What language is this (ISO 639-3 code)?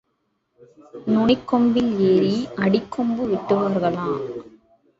tam